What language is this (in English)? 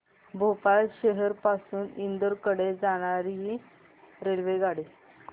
Marathi